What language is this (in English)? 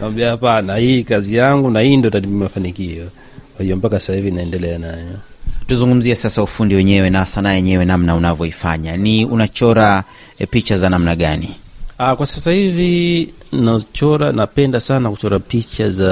Swahili